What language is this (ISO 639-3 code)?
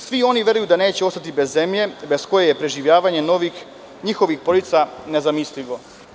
srp